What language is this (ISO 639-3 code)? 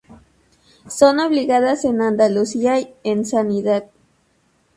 spa